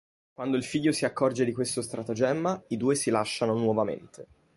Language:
Italian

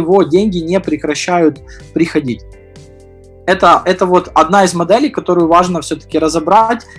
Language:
Russian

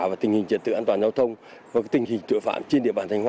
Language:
Vietnamese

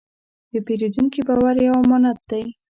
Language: Pashto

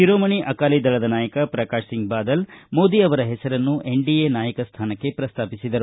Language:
Kannada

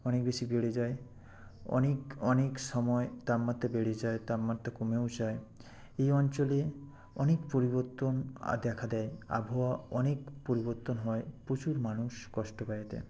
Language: Bangla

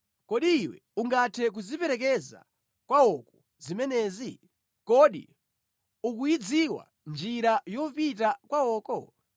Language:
Nyanja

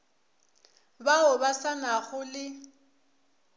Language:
Northern Sotho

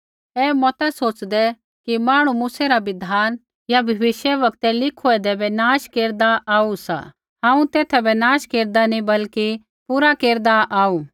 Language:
Kullu Pahari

